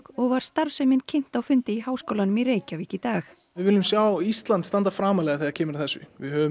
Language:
Icelandic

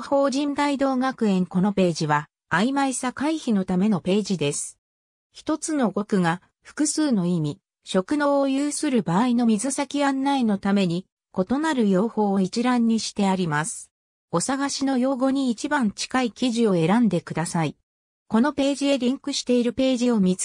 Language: Japanese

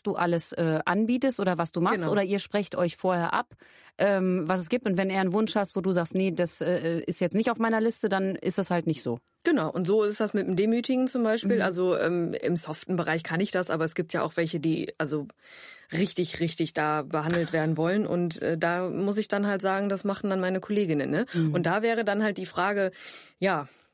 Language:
German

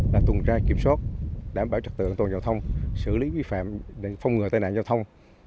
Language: Vietnamese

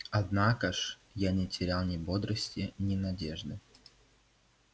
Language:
Russian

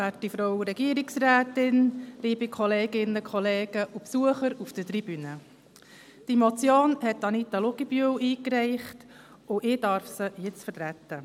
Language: Swiss German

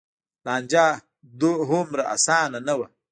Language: Pashto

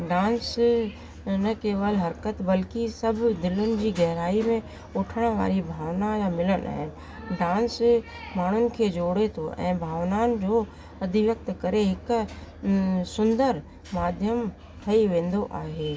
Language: Sindhi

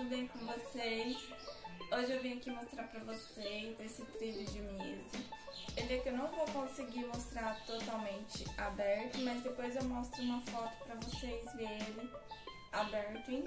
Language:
Portuguese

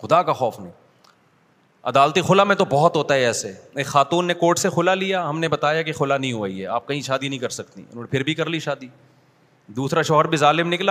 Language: Urdu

